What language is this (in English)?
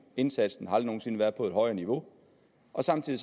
Danish